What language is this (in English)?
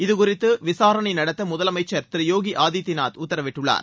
Tamil